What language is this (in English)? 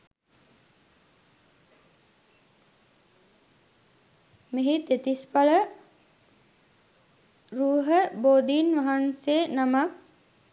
Sinhala